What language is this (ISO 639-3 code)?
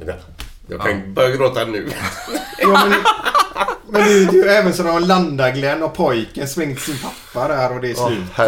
swe